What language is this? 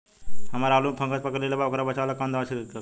Bhojpuri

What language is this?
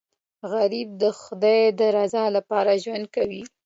Pashto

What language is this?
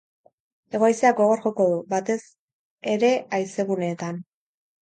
Basque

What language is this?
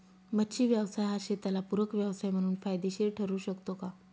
Marathi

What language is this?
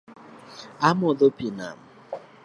Luo (Kenya and Tanzania)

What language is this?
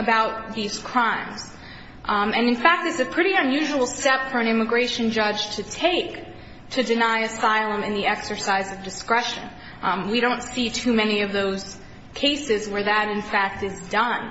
English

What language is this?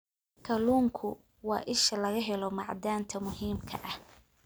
Somali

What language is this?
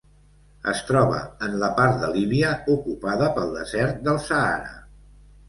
Catalan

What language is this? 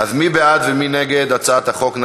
Hebrew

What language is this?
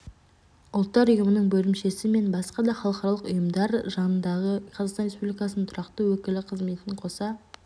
Kazakh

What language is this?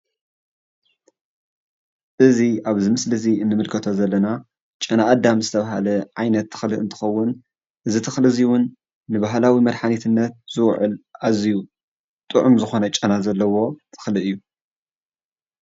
Tigrinya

